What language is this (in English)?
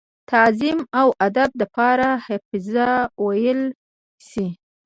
Pashto